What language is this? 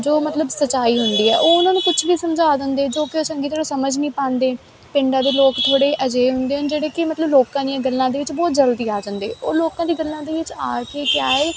Punjabi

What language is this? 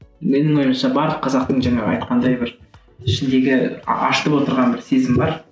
Kazakh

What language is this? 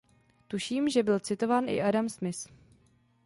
Czech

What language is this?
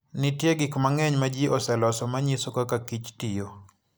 Luo (Kenya and Tanzania)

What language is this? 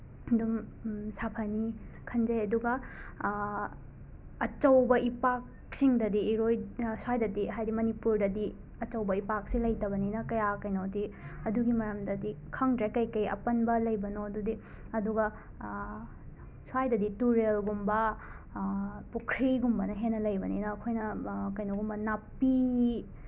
Manipuri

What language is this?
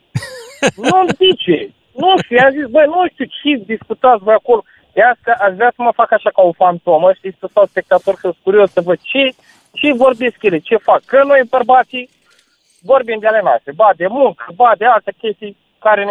Romanian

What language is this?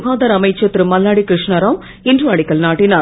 Tamil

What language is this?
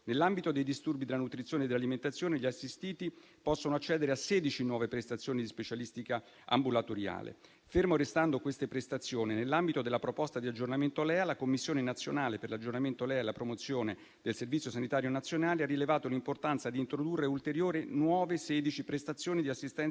Italian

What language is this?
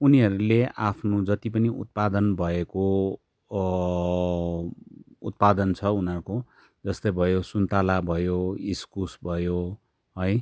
Nepali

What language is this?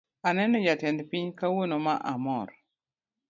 Luo (Kenya and Tanzania)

